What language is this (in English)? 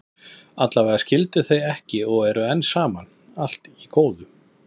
Icelandic